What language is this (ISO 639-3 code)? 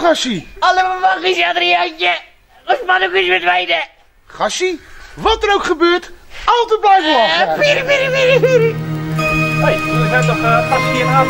nld